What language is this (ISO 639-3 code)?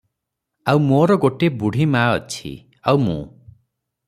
ori